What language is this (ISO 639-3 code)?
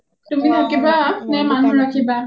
asm